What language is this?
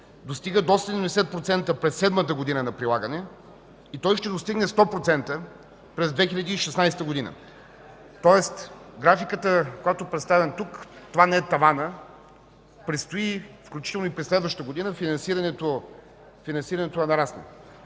Bulgarian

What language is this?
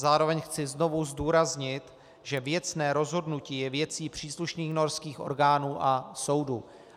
Czech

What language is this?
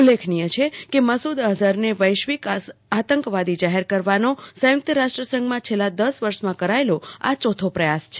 Gujarati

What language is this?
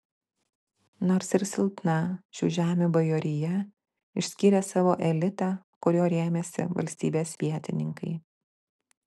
Lithuanian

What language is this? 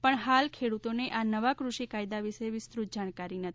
Gujarati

